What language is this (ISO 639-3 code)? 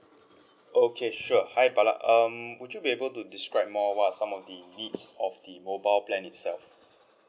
eng